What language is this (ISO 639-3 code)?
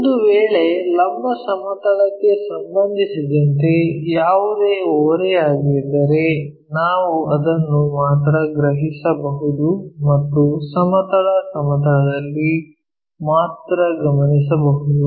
kan